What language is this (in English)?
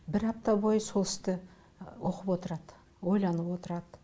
Kazakh